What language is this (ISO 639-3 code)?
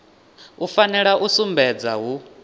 ven